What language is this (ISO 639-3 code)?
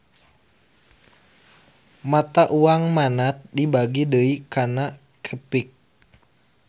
sun